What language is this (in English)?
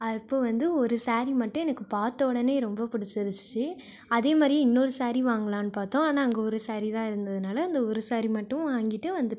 Tamil